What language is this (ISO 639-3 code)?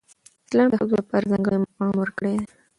pus